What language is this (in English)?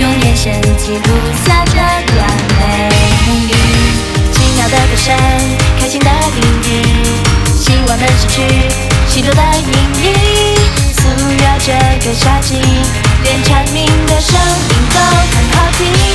Chinese